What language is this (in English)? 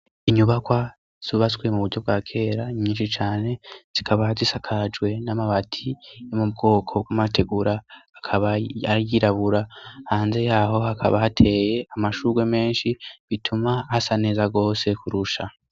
Rundi